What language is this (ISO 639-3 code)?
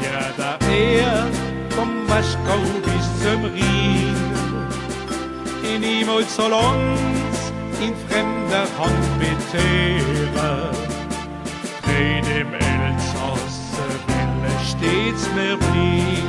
deu